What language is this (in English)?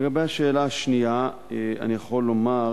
Hebrew